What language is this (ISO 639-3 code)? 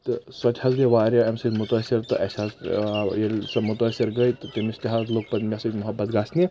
kas